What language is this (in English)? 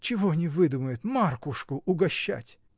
Russian